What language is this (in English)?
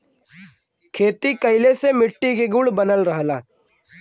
Bhojpuri